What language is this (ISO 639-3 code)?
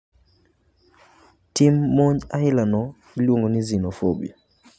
luo